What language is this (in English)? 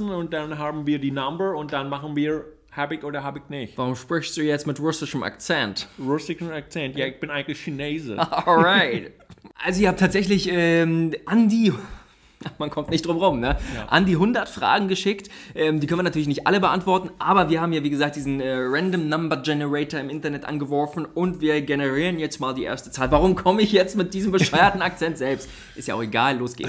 German